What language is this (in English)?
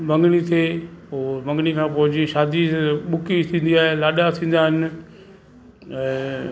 Sindhi